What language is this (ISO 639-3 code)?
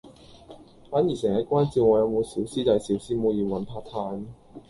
yue